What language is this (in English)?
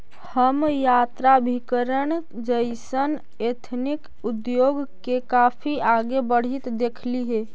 Magahi